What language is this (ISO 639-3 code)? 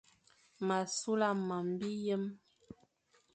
fan